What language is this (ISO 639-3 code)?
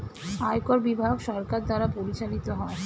ben